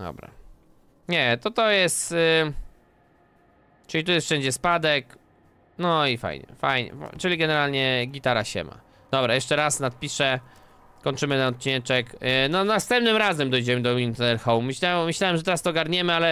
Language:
Polish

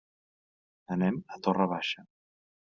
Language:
Catalan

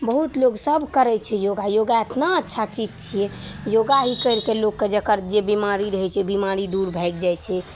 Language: Maithili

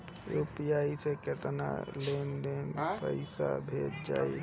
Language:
Bhojpuri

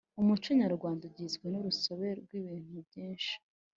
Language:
Kinyarwanda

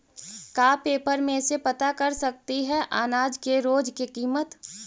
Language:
Magahi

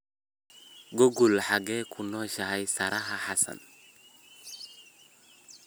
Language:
Somali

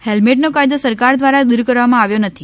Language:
Gujarati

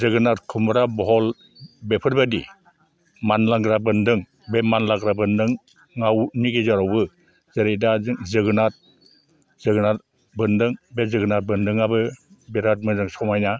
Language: Bodo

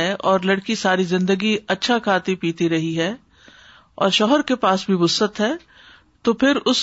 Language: Urdu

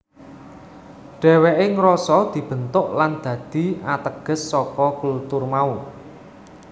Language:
Javanese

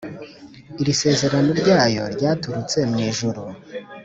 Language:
Kinyarwanda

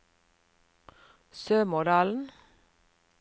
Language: Norwegian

